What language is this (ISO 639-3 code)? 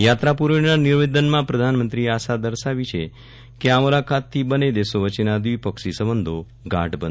guj